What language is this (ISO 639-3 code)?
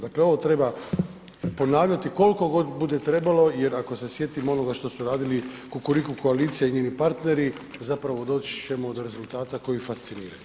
hrv